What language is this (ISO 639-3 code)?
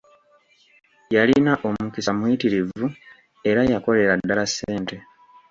lug